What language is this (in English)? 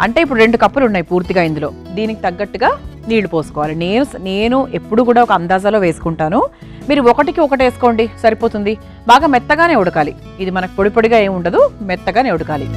Telugu